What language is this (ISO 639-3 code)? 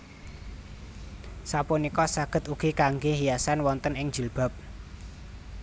jav